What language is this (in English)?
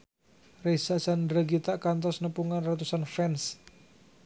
Sundanese